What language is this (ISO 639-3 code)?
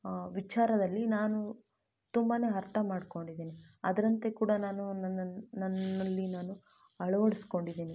kan